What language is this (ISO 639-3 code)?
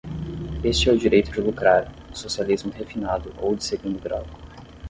por